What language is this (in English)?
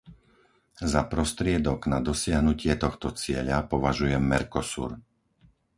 Slovak